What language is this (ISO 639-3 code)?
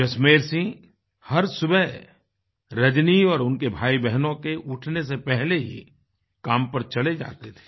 hin